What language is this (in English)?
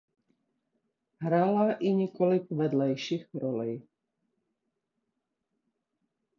Czech